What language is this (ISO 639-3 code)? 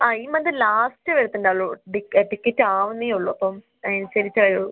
mal